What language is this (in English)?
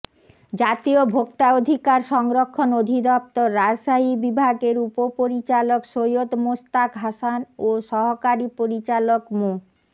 Bangla